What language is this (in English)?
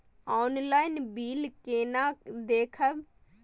Maithili